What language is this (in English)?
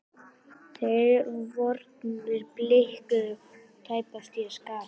Icelandic